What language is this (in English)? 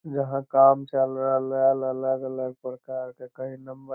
Magahi